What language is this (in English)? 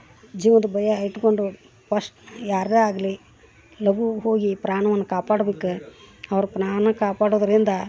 Kannada